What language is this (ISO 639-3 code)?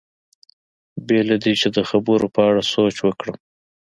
pus